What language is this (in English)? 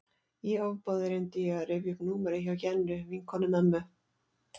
Icelandic